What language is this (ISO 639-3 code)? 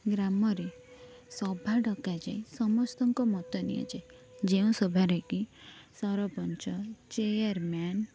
ori